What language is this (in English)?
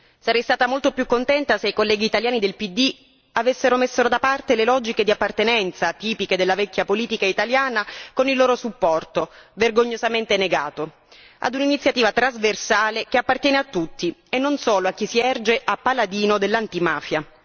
Italian